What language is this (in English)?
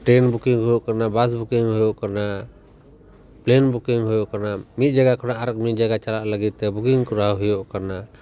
Santali